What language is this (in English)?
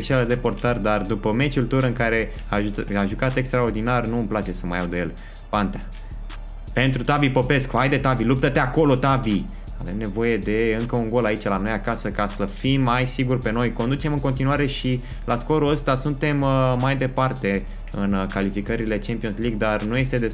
Romanian